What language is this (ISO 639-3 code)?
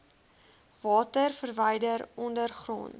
afr